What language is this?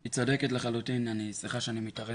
Hebrew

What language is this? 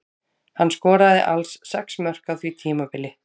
Icelandic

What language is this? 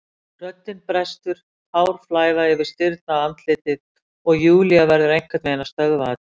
Icelandic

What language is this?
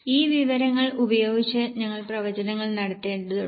Malayalam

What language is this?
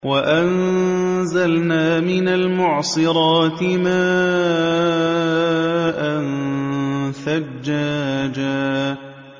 Arabic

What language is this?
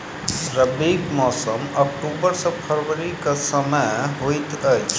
Maithili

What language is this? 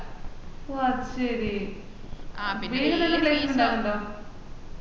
Malayalam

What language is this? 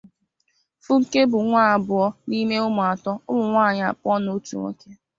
Igbo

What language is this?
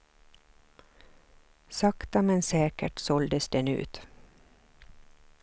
Swedish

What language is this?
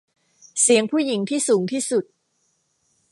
Thai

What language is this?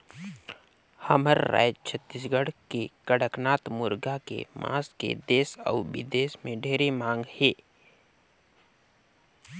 Chhattisgarhi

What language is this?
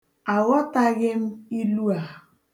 Igbo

